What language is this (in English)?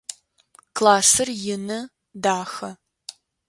Adyghe